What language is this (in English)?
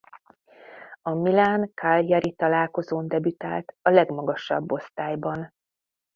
Hungarian